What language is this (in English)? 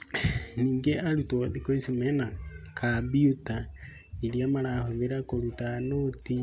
Kikuyu